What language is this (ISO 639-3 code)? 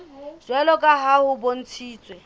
sot